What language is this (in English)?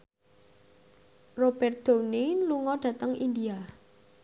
Javanese